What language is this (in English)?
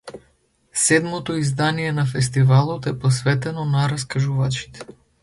Macedonian